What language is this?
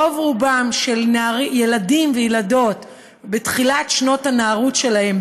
Hebrew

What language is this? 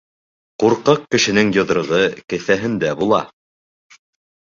Bashkir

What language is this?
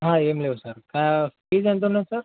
Telugu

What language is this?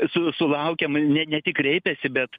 Lithuanian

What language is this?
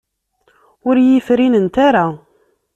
Kabyle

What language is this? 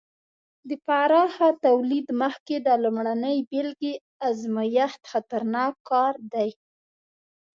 Pashto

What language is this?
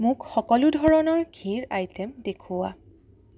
Assamese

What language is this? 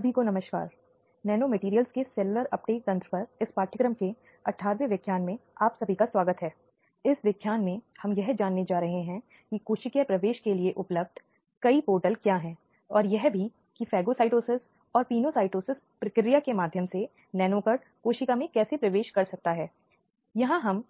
Hindi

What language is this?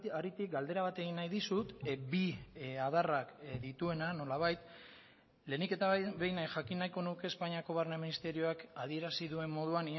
Basque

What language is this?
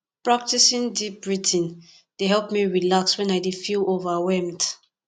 Nigerian Pidgin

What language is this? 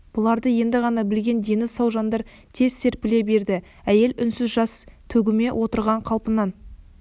Kazakh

